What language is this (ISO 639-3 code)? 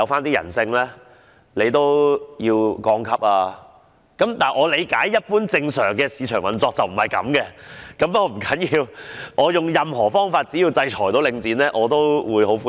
yue